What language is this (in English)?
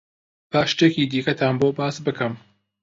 Central Kurdish